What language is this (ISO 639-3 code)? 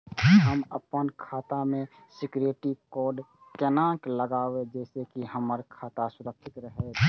mai